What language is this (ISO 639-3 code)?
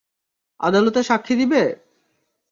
ben